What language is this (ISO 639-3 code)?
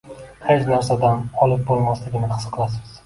uzb